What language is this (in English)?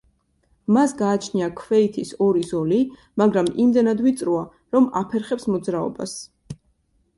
Georgian